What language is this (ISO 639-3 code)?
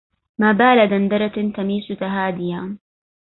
ara